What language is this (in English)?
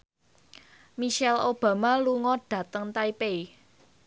Javanese